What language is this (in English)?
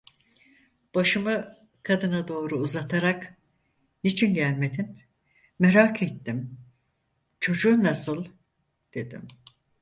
Turkish